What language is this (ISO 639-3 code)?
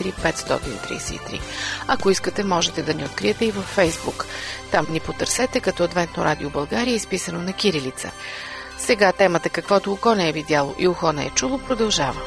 bul